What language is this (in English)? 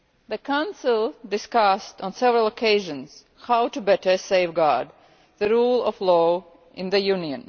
English